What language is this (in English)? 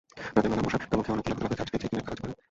Bangla